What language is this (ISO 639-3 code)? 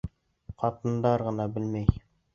bak